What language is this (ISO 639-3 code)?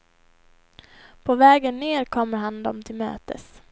swe